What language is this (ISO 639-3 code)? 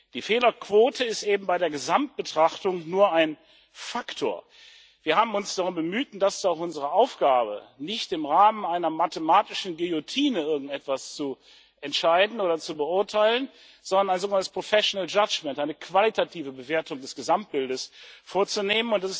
deu